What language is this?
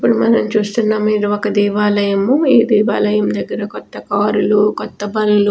Telugu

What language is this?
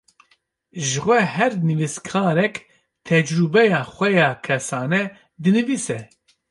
Kurdish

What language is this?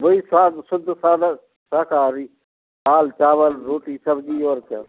Hindi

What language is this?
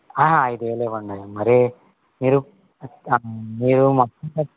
Telugu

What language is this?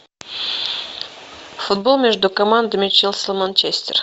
Russian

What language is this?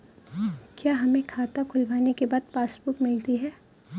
Hindi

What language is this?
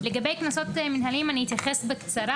Hebrew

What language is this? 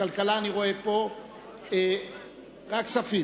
Hebrew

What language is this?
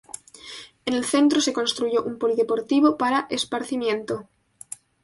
Spanish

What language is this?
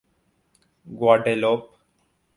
Urdu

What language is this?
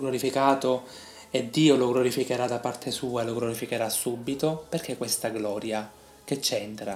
Italian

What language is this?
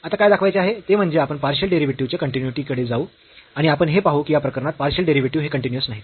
Marathi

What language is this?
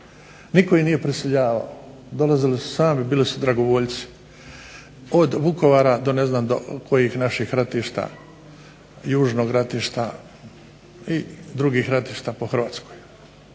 Croatian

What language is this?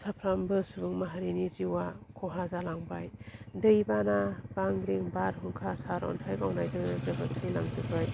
Bodo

